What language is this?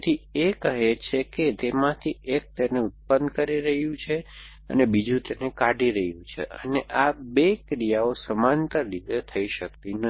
Gujarati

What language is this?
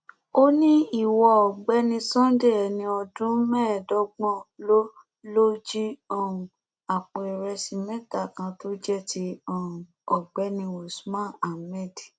Yoruba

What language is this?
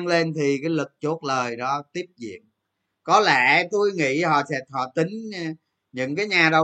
Vietnamese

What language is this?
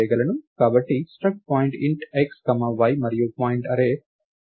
Telugu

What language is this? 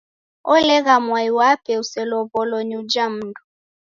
Taita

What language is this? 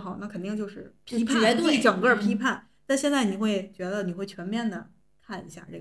Chinese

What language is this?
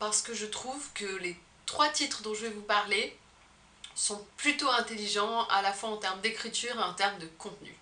French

